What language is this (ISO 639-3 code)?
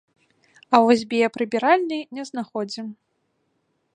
bel